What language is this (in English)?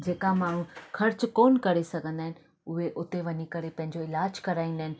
Sindhi